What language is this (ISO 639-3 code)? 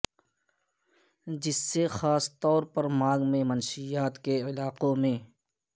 urd